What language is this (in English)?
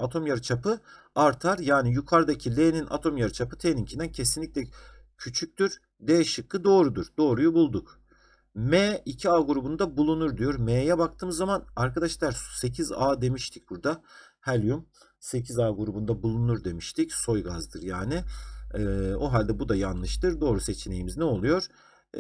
Turkish